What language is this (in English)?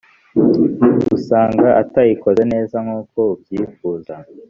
Kinyarwanda